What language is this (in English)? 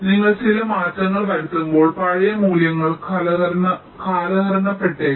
Malayalam